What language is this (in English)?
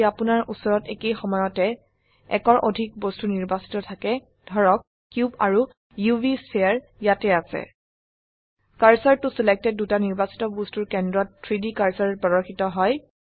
Assamese